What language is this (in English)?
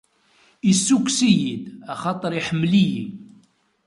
Kabyle